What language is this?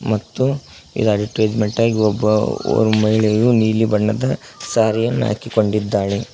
Kannada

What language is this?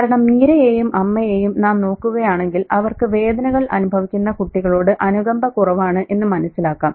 Malayalam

